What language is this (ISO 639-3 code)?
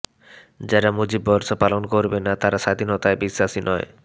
ben